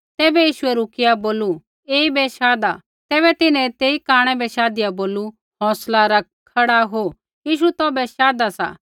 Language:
Kullu Pahari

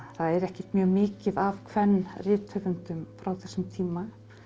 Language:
Icelandic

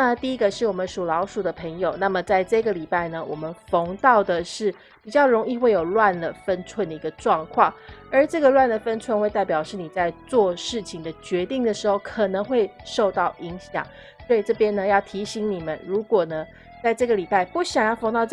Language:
Chinese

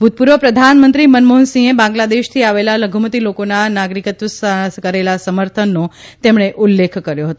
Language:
Gujarati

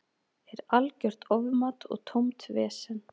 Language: Icelandic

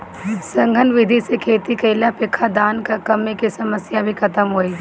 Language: Bhojpuri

